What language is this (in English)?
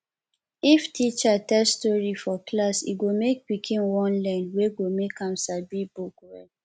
Nigerian Pidgin